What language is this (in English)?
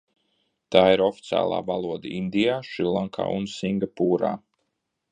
Latvian